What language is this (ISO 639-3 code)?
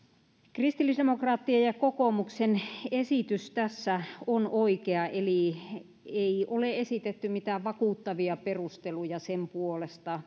fin